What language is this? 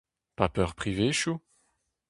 Breton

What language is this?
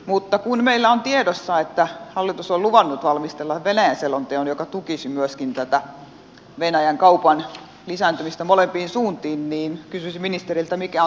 Finnish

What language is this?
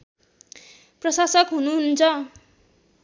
Nepali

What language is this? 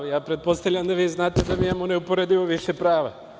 Serbian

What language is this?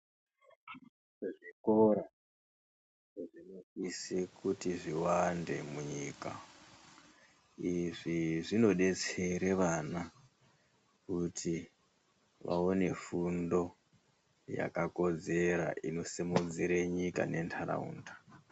Ndau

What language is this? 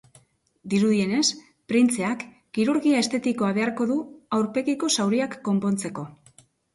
Basque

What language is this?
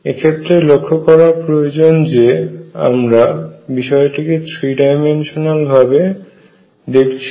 Bangla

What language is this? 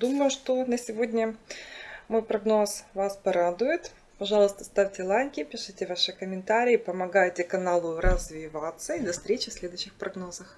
Russian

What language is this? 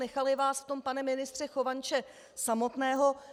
Czech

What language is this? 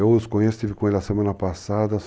Portuguese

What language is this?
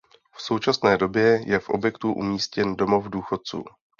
Czech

